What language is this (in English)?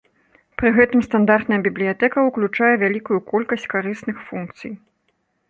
Belarusian